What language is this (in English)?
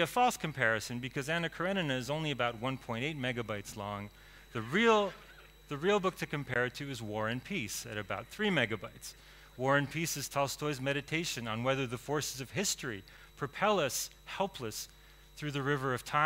English